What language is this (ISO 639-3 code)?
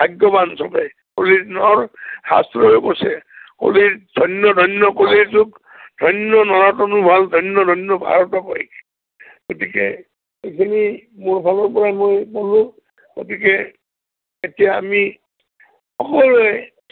asm